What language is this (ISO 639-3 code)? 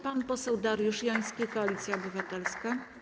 pol